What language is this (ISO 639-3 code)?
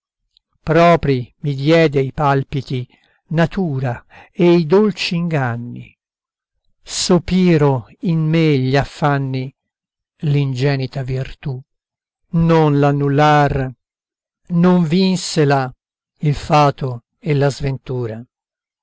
ita